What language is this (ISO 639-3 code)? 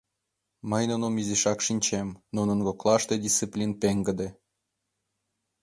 chm